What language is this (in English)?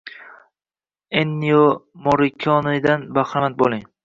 Uzbek